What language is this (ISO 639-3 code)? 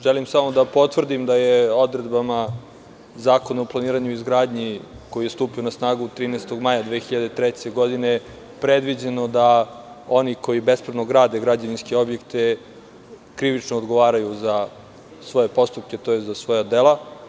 srp